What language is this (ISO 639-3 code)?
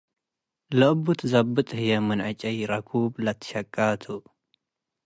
tig